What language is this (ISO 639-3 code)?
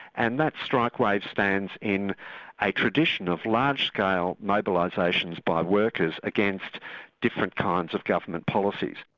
eng